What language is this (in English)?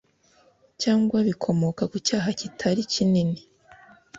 Kinyarwanda